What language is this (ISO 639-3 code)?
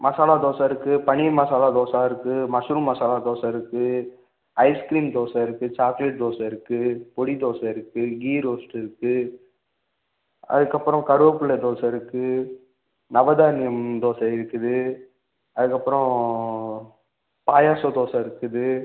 tam